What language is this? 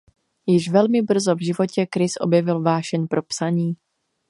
Czech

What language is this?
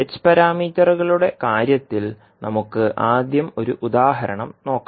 Malayalam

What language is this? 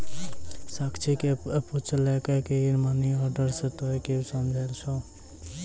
Maithili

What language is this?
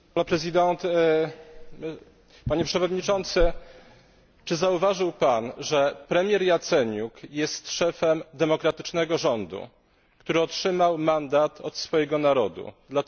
Polish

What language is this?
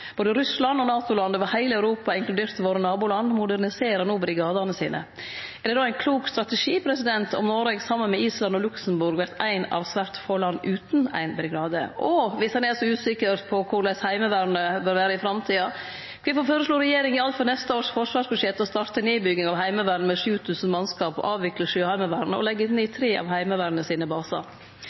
Norwegian Nynorsk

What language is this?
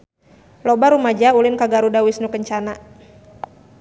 Sundanese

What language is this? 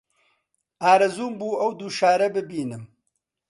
Central Kurdish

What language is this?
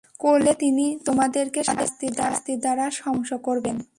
Bangla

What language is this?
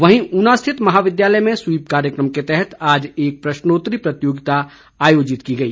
Hindi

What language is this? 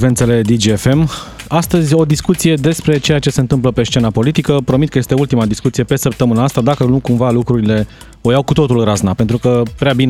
Romanian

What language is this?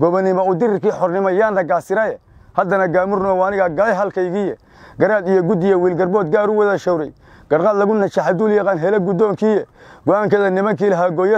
Arabic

